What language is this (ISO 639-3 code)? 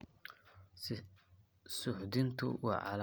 som